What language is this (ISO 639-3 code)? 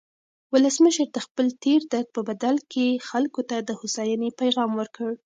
pus